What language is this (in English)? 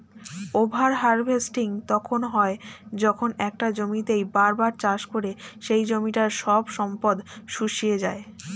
Bangla